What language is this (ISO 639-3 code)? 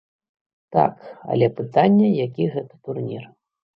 bel